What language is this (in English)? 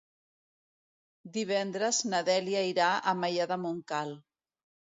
Catalan